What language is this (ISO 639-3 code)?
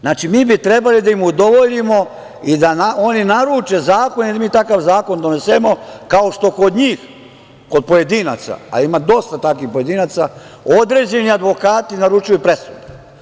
srp